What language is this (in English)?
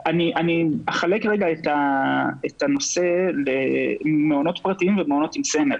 Hebrew